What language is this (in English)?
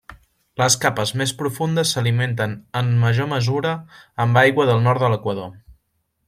Catalan